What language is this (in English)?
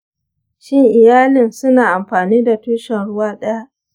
Hausa